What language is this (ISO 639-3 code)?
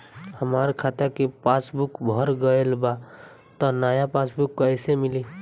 bho